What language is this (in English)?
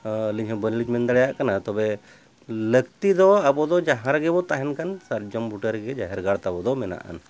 Santali